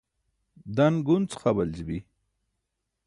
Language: Burushaski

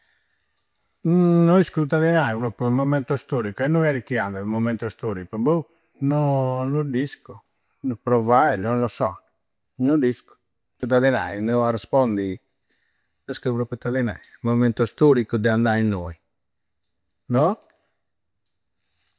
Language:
Campidanese Sardinian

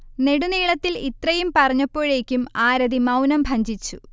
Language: Malayalam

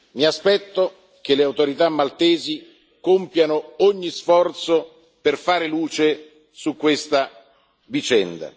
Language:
Italian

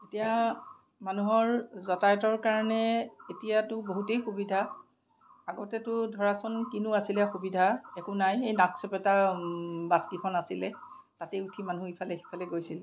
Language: Assamese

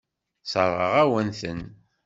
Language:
Kabyle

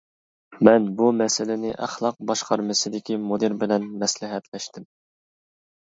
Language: Uyghur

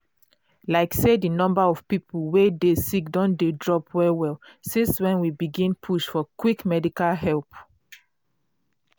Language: Nigerian Pidgin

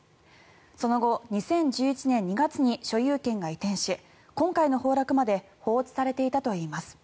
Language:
Japanese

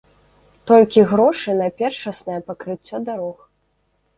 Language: Belarusian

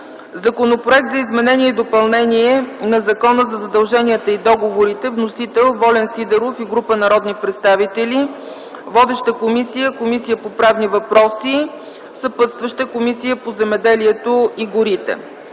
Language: Bulgarian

